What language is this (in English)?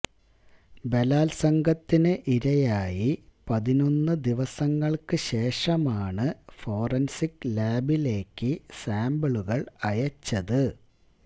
Malayalam